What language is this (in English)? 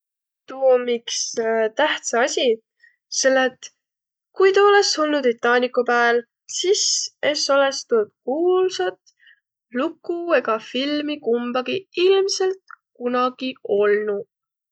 Võro